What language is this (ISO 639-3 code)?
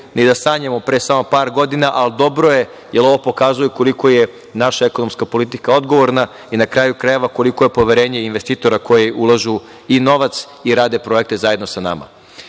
srp